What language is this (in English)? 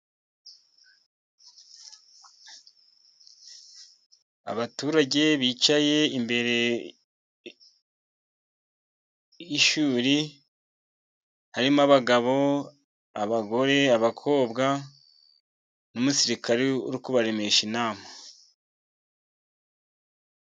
Kinyarwanda